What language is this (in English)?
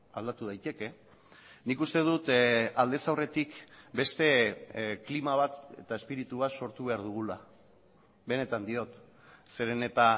Basque